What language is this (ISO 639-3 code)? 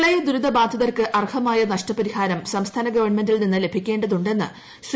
mal